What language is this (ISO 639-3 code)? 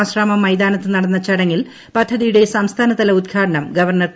mal